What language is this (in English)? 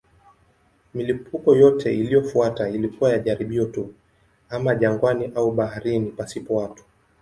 Swahili